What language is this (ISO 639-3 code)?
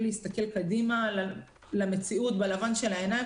heb